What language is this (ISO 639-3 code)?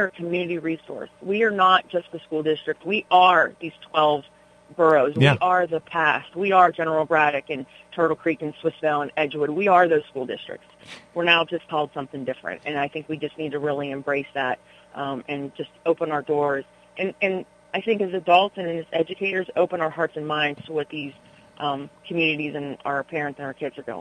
eng